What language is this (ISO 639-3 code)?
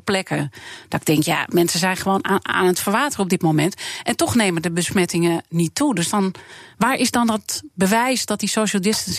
nld